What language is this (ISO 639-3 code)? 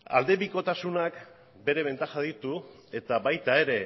eus